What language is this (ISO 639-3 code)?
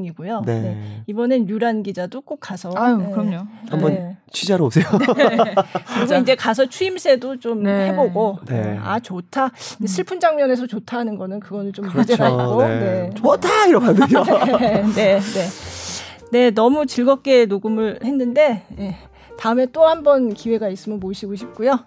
kor